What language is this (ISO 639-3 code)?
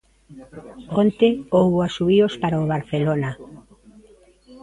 glg